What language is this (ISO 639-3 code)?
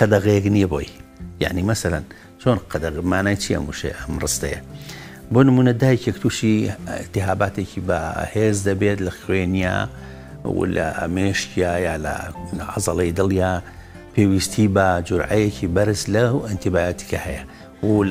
ara